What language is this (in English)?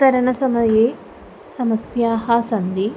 Sanskrit